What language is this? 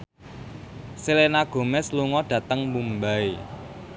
Javanese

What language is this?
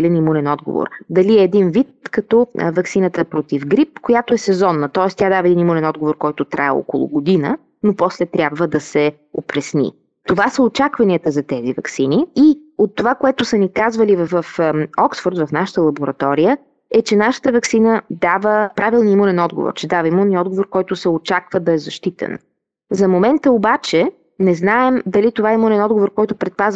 Bulgarian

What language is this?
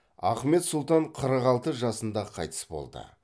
Kazakh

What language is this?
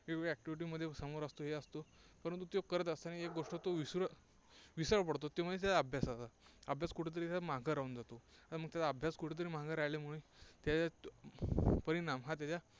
Marathi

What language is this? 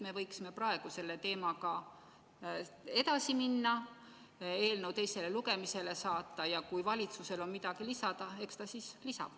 Estonian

